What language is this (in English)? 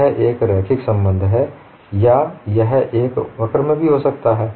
Hindi